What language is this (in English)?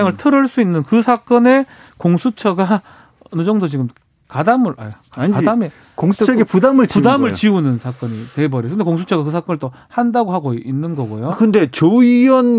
Korean